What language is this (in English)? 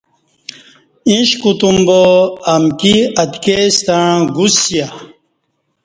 Kati